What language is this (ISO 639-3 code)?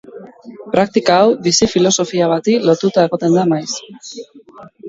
eus